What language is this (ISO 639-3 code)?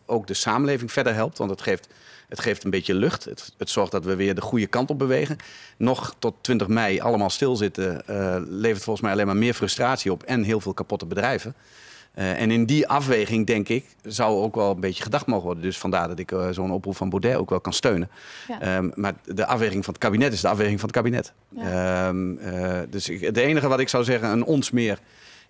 nld